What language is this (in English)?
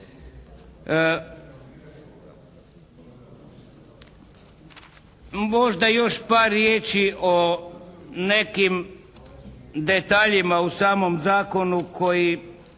Croatian